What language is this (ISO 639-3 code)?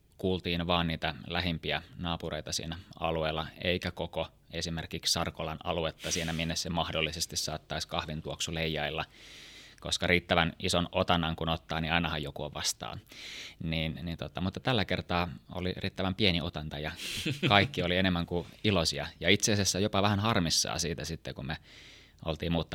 fin